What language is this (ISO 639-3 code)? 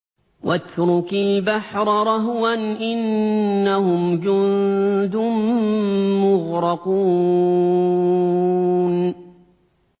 ara